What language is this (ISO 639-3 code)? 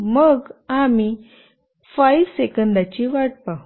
mar